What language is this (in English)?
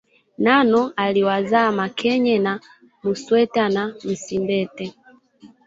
Swahili